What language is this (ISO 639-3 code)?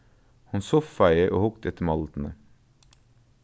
fao